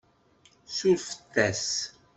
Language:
Kabyle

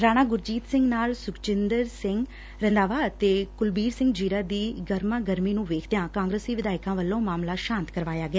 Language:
Punjabi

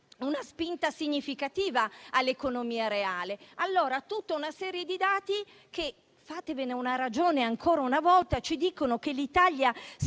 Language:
Italian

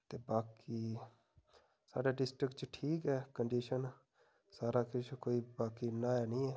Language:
Dogri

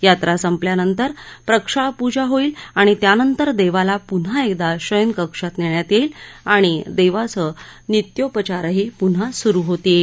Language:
Marathi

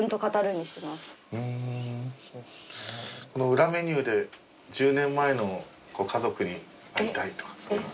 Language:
Japanese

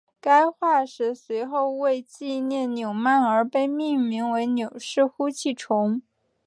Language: Chinese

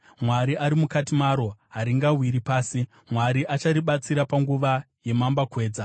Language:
Shona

